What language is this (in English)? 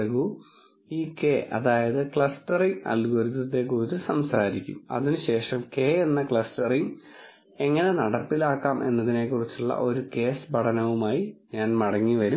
Malayalam